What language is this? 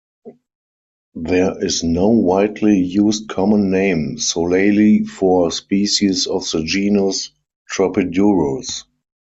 English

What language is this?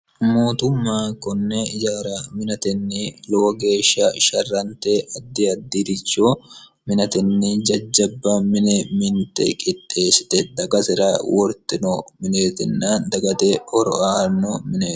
Sidamo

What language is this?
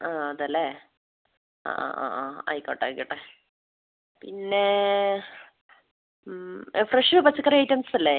Malayalam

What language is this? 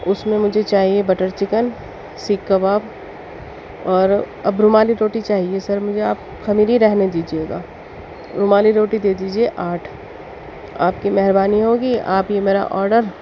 Urdu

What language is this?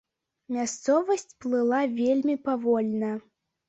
Belarusian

